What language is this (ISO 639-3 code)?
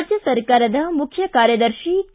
kan